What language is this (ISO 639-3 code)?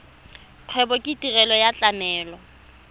tsn